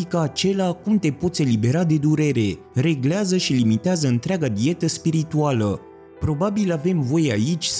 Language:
Romanian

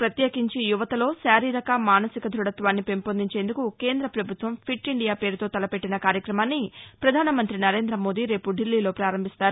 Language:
Telugu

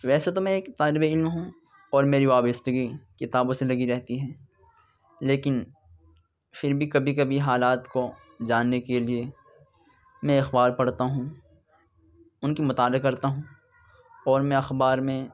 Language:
Urdu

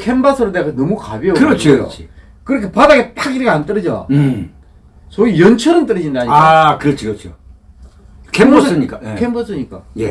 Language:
Korean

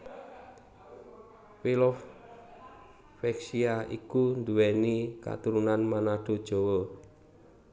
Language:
Javanese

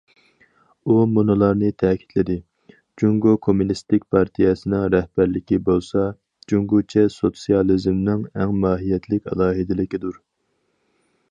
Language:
Uyghur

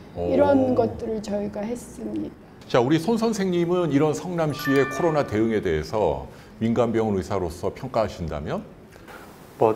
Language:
Korean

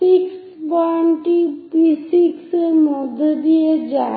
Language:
Bangla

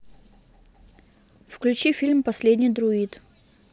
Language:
Russian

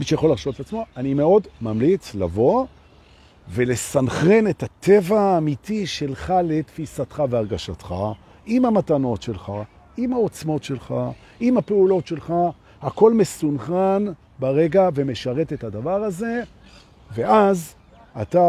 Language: Hebrew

